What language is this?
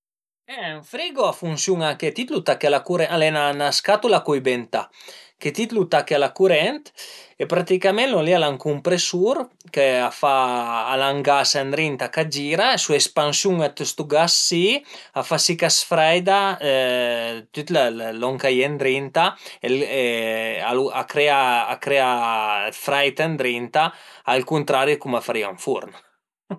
Piedmontese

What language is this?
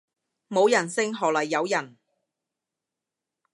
Cantonese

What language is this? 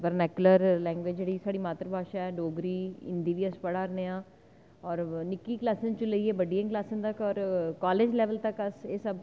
Dogri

